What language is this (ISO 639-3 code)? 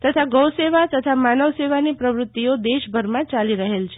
guj